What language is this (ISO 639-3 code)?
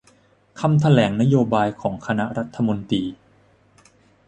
tha